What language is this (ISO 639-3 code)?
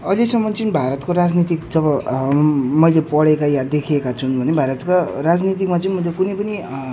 nep